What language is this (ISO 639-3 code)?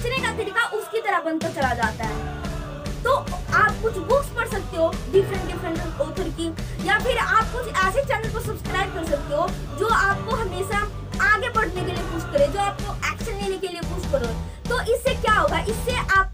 hin